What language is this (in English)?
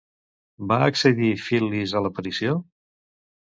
Catalan